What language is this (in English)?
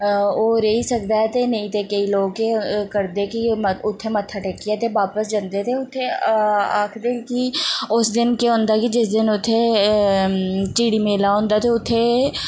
Dogri